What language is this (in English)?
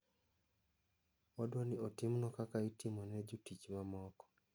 Luo (Kenya and Tanzania)